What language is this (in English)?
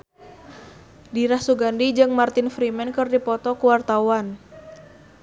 Sundanese